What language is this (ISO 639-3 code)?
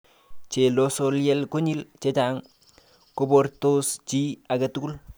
kln